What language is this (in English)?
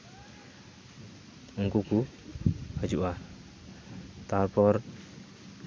Santali